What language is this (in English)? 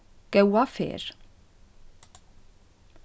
Faroese